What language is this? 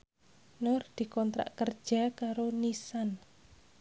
Javanese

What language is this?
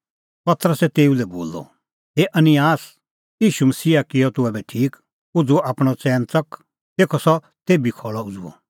Kullu Pahari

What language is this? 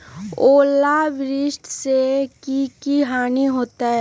Magahi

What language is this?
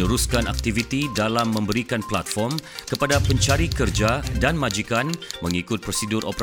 Malay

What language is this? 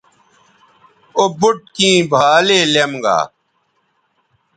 Bateri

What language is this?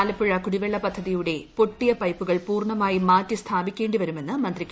Malayalam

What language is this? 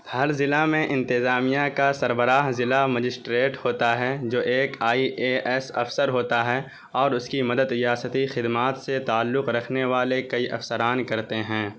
Urdu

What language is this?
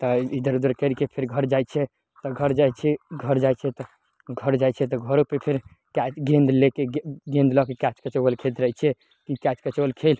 Maithili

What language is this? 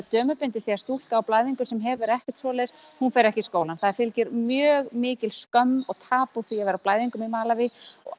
Icelandic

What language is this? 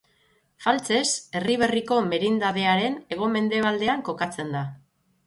Basque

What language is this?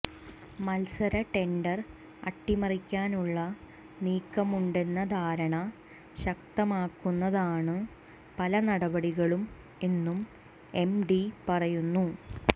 Malayalam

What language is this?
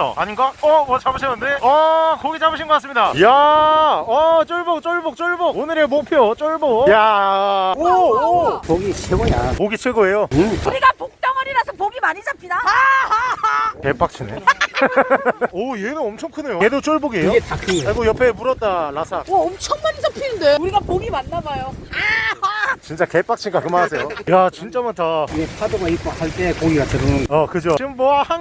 Korean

